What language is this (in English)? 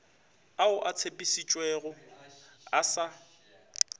Northern Sotho